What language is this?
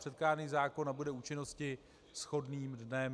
Czech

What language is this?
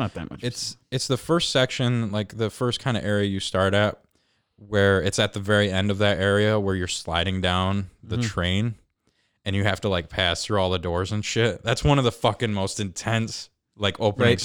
English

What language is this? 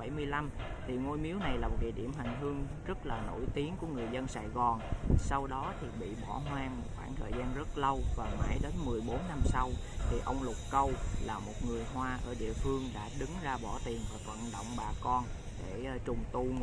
Vietnamese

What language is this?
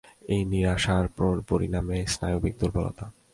Bangla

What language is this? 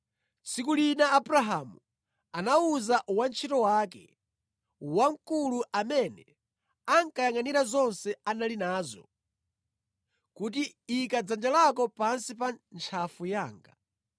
Nyanja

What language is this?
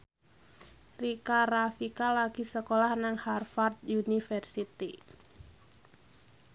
Javanese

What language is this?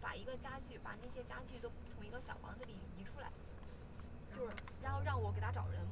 Chinese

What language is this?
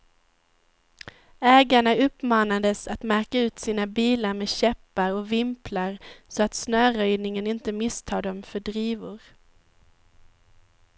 Swedish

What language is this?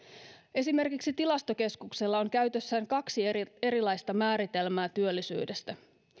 Finnish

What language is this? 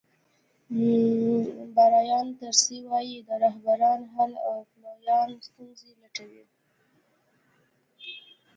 Pashto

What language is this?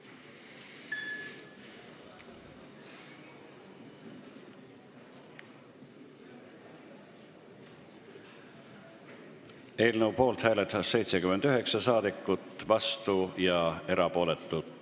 Estonian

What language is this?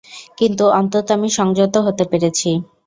Bangla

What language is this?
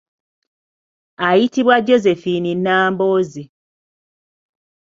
Ganda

